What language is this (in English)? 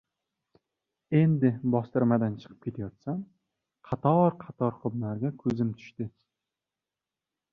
Uzbek